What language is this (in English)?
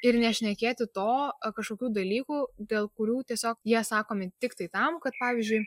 Lithuanian